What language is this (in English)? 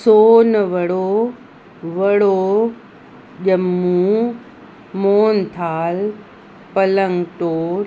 Sindhi